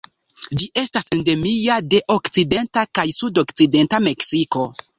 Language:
Esperanto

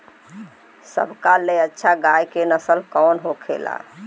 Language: Bhojpuri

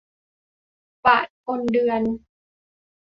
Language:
Thai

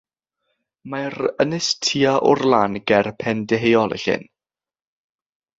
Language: Welsh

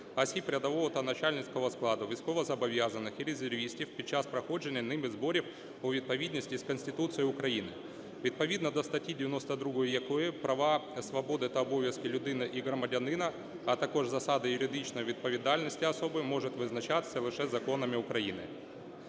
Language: Ukrainian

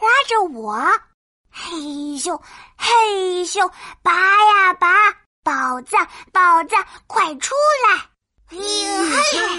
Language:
Chinese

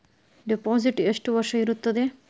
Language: Kannada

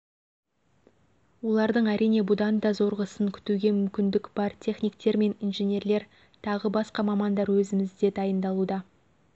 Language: Kazakh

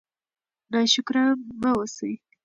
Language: Pashto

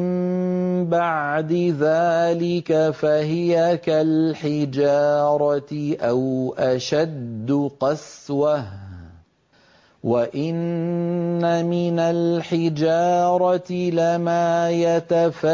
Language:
Arabic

